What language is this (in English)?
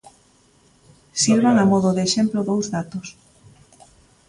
Galician